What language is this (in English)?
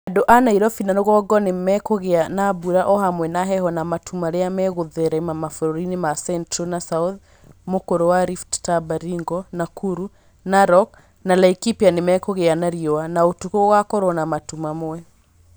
Kikuyu